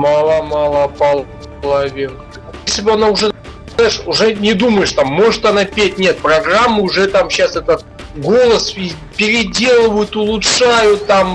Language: Russian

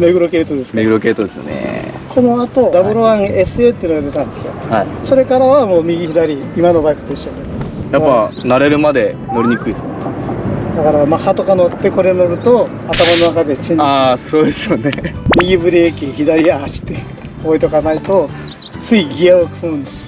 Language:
Japanese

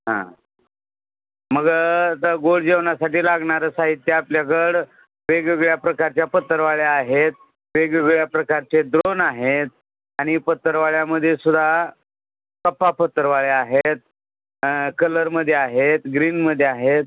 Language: Marathi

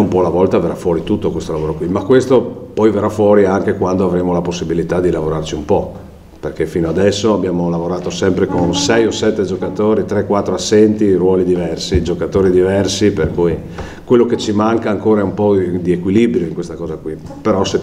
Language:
Italian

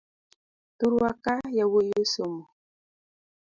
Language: Luo (Kenya and Tanzania)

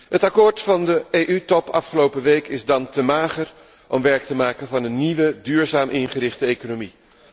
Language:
Dutch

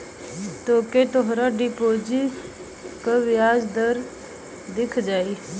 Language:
Bhojpuri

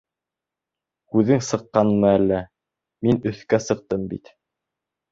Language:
Bashkir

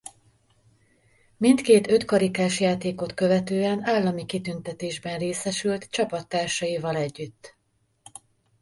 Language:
Hungarian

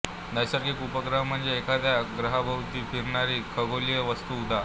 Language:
Marathi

